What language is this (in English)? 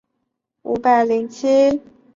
Chinese